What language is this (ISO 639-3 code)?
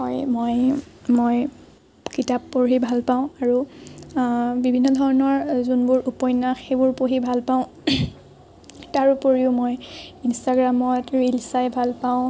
asm